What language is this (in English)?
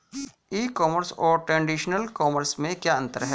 Hindi